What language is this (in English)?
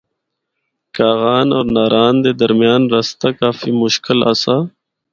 Northern Hindko